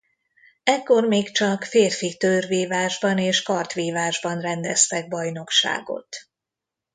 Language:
Hungarian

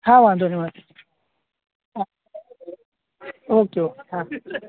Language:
Gujarati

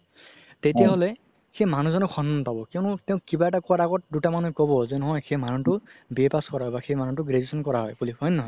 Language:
Assamese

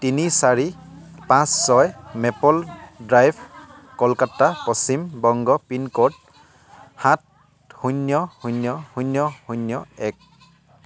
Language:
Assamese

